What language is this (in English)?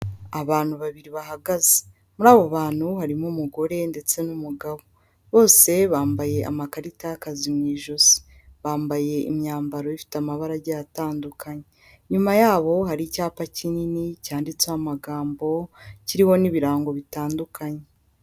Kinyarwanda